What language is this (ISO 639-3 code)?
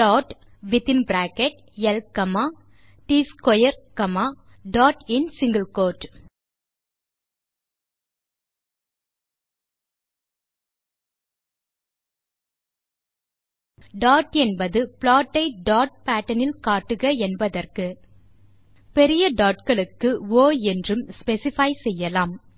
tam